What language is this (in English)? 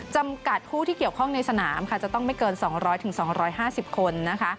Thai